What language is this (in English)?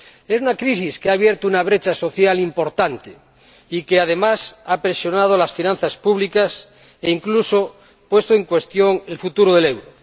Spanish